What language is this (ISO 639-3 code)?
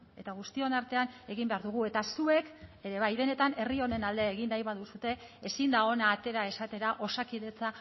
eus